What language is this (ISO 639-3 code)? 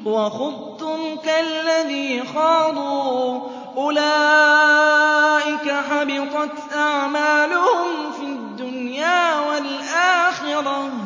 ara